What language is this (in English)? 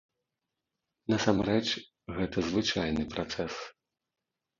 Belarusian